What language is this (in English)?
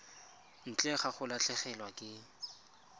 Tswana